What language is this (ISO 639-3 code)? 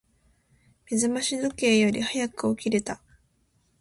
jpn